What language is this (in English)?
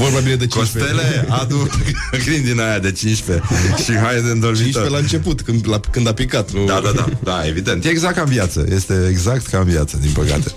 Romanian